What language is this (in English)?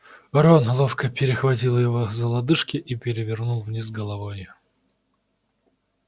Russian